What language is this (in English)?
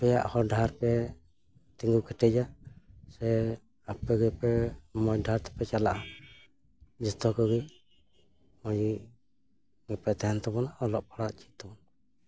Santali